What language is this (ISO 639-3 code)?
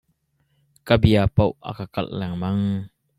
cnh